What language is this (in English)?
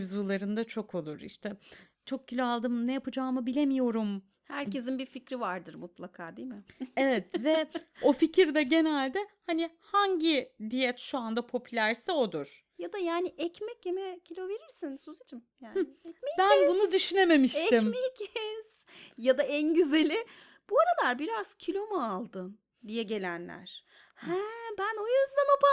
Turkish